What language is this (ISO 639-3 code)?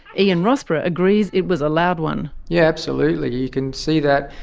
eng